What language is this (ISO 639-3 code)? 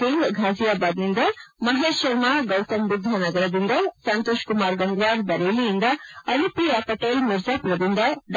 kan